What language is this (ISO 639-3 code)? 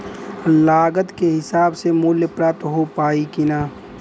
bho